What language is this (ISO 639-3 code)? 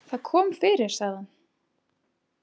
isl